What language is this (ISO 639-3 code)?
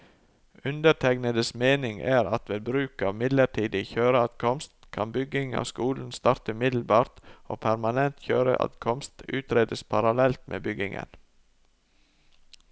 nor